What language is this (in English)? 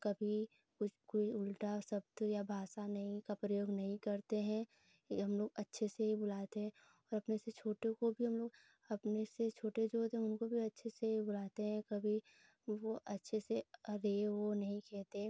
Hindi